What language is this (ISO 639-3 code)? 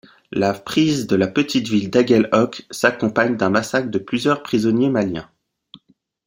fra